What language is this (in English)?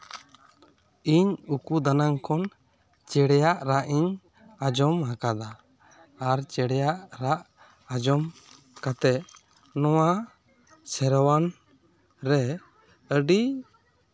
Santali